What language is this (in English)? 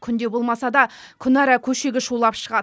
Kazakh